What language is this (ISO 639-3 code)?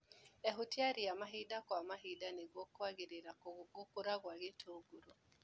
kik